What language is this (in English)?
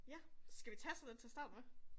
Danish